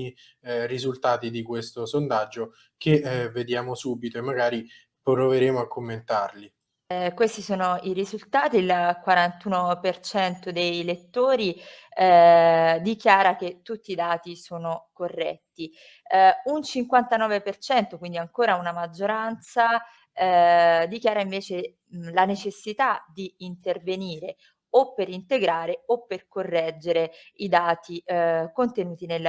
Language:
Italian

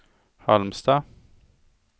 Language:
Swedish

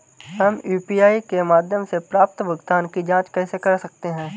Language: Hindi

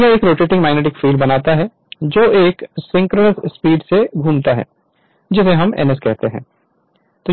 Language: Hindi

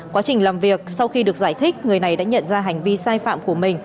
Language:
Vietnamese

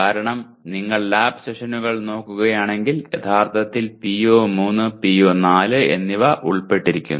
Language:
Malayalam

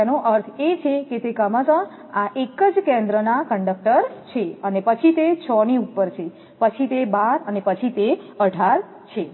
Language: Gujarati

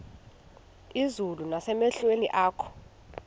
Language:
Xhosa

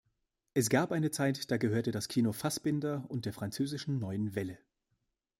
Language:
German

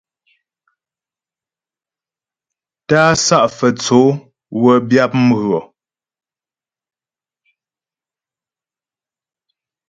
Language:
Ghomala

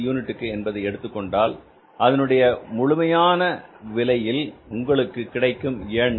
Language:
Tamil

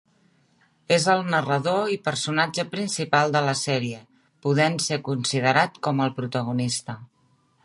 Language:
Catalan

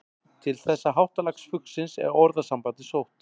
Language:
Icelandic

